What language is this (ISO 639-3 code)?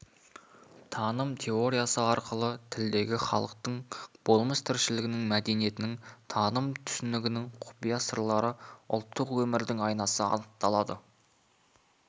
kaz